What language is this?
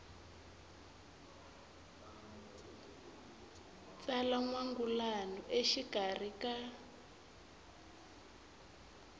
Tsonga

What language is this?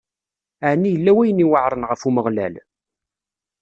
Kabyle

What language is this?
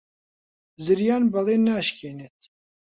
Central Kurdish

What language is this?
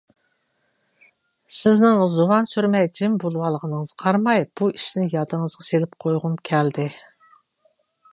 Uyghur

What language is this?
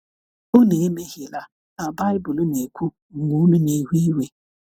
Igbo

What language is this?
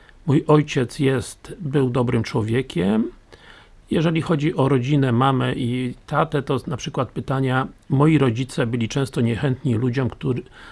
Polish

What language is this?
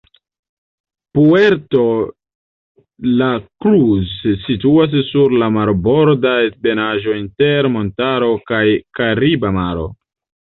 Esperanto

